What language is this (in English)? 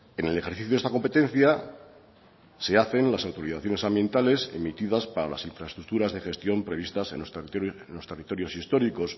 Spanish